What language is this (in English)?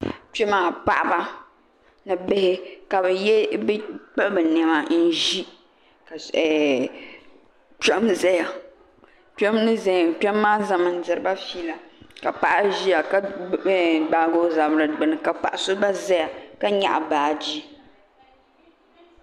Dagbani